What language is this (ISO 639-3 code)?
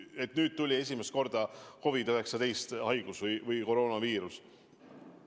est